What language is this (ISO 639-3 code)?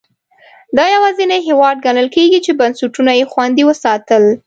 pus